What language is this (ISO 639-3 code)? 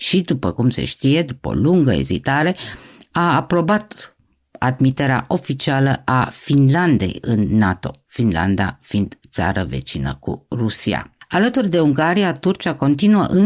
ron